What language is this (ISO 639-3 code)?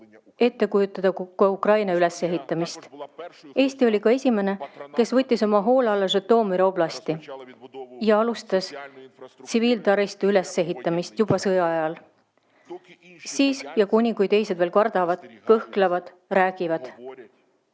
est